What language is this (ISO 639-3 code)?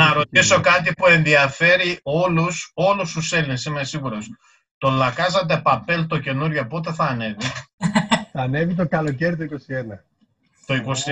ell